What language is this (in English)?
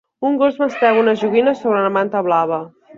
Catalan